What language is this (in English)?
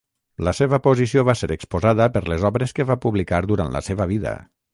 Catalan